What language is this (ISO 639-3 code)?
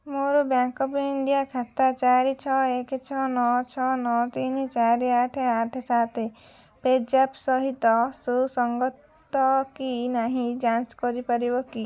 ori